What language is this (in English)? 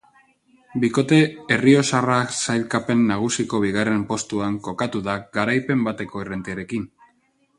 Basque